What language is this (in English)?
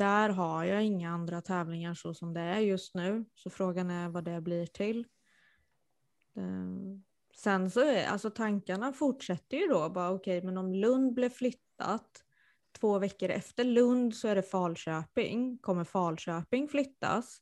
Swedish